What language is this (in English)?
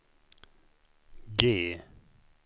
Swedish